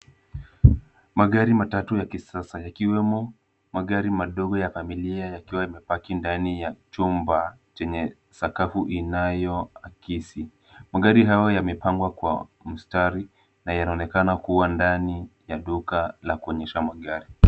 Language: Swahili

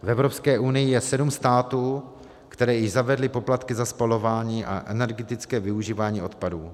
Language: Czech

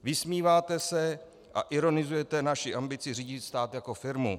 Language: Czech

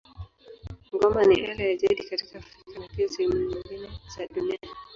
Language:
Swahili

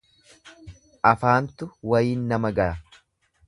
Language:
Oromo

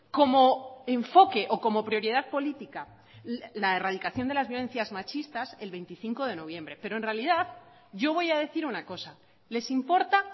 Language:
Spanish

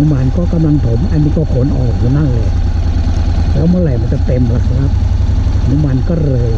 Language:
Thai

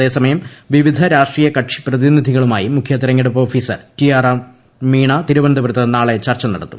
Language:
Malayalam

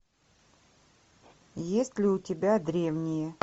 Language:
Russian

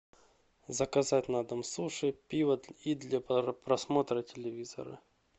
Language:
Russian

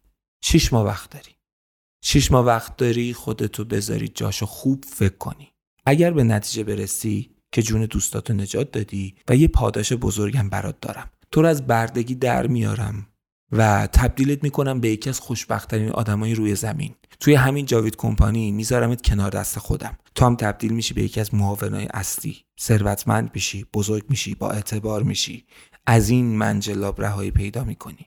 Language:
Persian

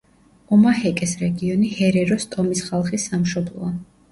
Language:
Georgian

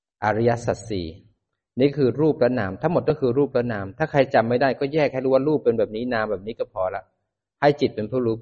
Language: Thai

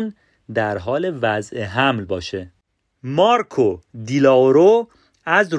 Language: Persian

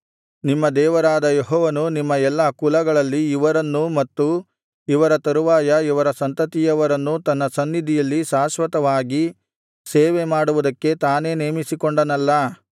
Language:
Kannada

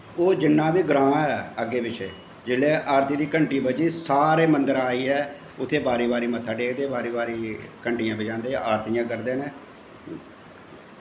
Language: Dogri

